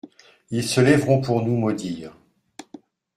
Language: French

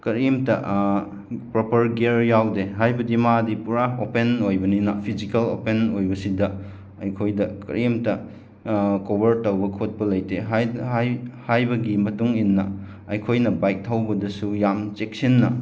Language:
Manipuri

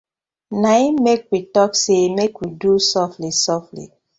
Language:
Nigerian Pidgin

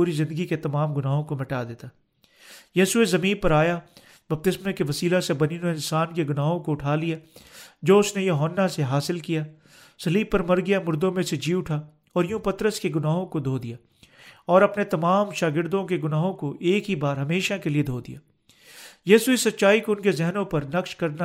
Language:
Urdu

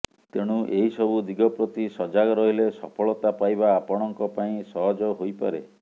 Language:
Odia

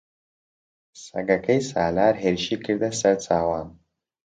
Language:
Central Kurdish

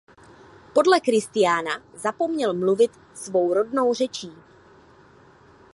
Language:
Czech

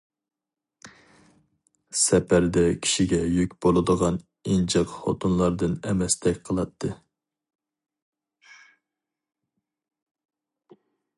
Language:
Uyghur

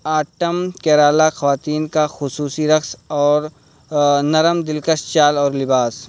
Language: Urdu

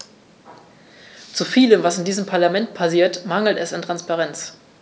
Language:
German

